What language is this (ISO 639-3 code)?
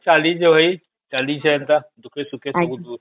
ori